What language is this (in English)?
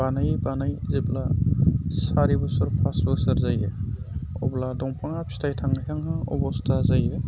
Bodo